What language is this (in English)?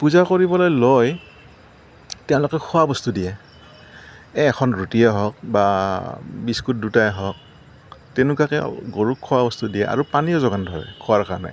Assamese